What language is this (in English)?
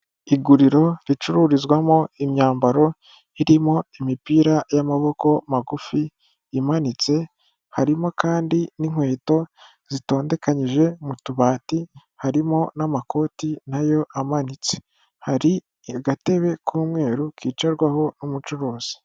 Kinyarwanda